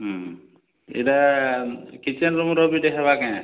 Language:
Odia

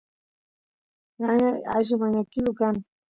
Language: Santiago del Estero Quichua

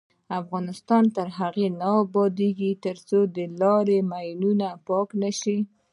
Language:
Pashto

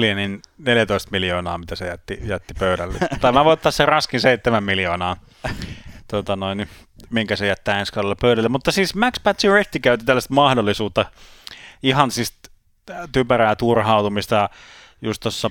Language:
Finnish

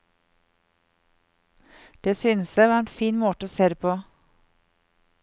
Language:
Norwegian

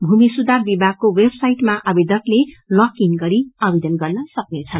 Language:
Nepali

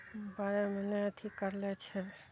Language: Maithili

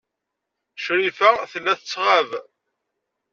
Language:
Kabyle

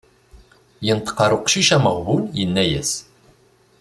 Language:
Kabyle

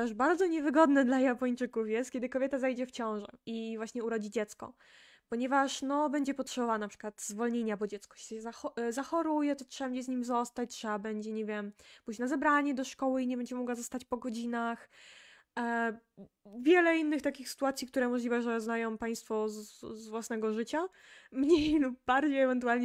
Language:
Polish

